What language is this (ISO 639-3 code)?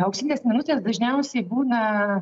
lit